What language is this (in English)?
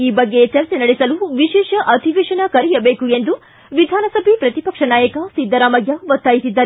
Kannada